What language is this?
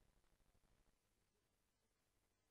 Hebrew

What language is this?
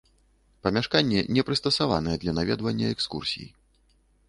Belarusian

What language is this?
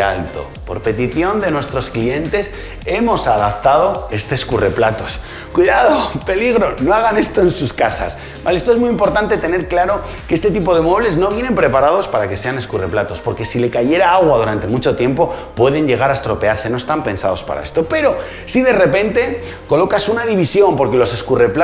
Spanish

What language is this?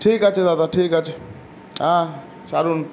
Bangla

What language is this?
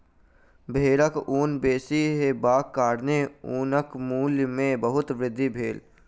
Maithili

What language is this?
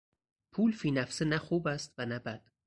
Persian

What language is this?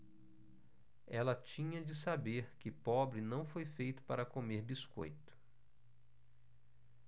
Portuguese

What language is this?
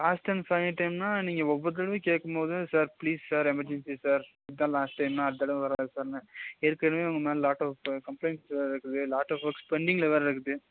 Tamil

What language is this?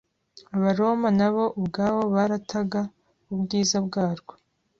Kinyarwanda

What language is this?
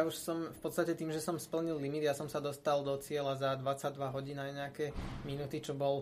Slovak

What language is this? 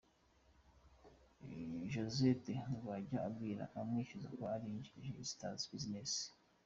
Kinyarwanda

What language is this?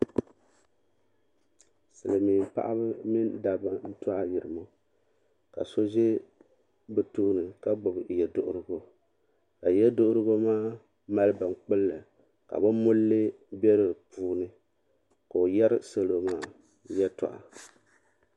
Dagbani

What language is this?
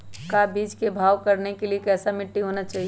Magahi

